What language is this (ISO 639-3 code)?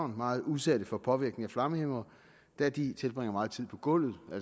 dan